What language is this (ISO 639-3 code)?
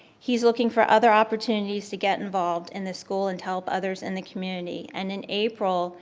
eng